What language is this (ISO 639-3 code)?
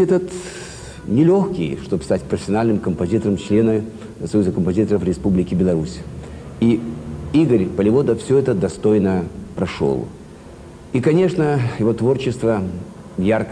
rus